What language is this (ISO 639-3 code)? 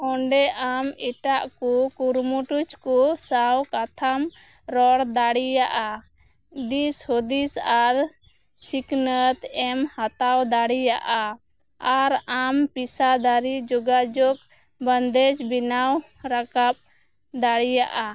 sat